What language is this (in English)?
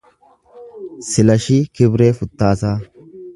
Oromo